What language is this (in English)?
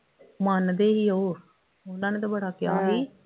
Punjabi